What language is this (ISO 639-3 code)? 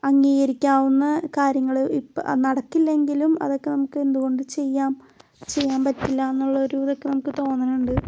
mal